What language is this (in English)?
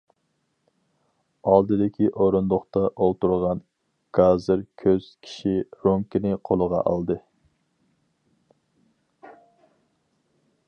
Uyghur